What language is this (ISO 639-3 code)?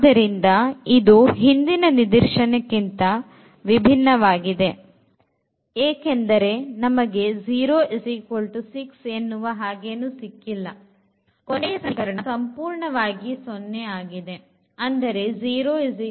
kan